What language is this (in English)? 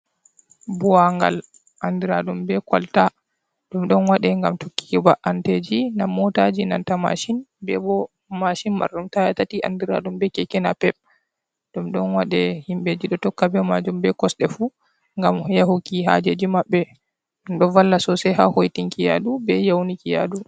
Fula